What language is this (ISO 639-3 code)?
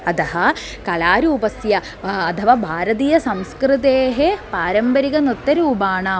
san